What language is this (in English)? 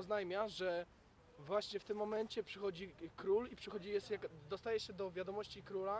Polish